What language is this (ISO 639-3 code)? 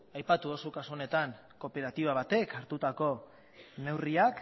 eus